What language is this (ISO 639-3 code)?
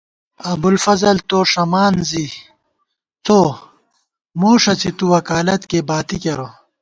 gwt